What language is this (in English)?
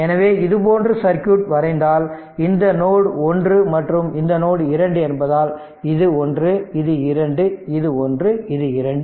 Tamil